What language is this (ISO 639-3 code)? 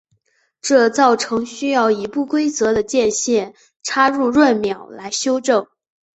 zho